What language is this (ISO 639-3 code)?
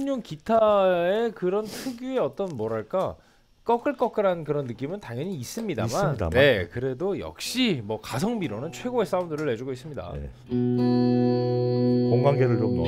kor